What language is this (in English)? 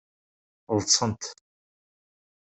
Kabyle